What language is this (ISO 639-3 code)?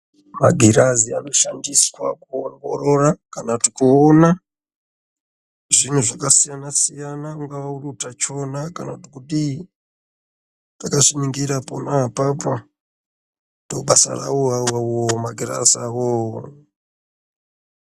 ndc